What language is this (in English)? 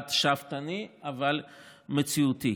Hebrew